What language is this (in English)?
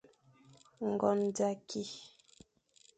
Fang